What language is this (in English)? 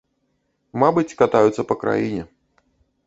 Belarusian